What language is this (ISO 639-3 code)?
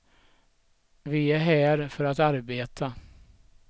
swe